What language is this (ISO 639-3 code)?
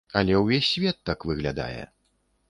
bel